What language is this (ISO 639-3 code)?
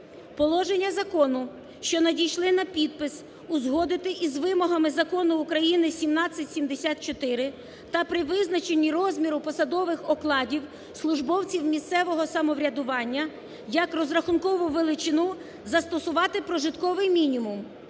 ukr